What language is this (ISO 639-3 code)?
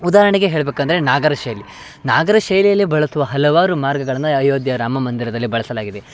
kan